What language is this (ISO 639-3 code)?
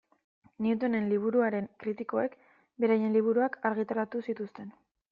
eus